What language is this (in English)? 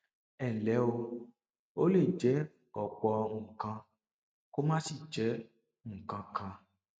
Yoruba